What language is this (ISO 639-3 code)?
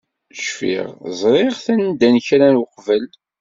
kab